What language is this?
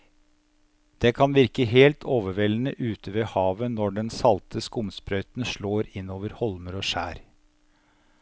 Norwegian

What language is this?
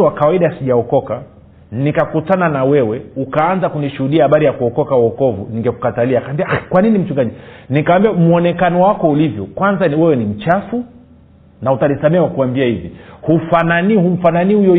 Swahili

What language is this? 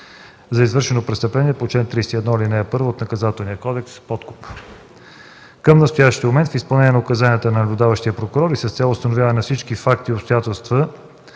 Bulgarian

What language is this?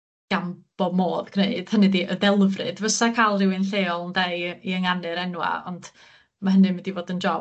Welsh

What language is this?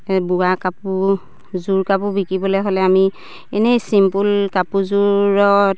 Assamese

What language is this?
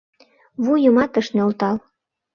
Mari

